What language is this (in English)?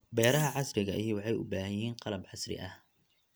Somali